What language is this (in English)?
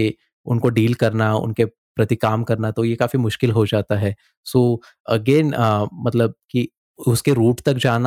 Hindi